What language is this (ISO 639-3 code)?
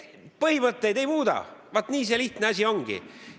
est